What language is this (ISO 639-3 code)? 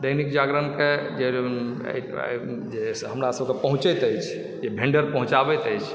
mai